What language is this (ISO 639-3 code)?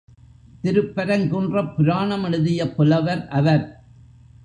tam